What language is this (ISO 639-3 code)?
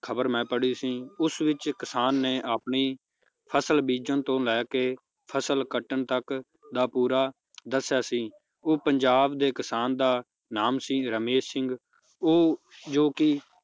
pan